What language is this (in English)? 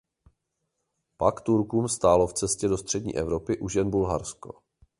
Czech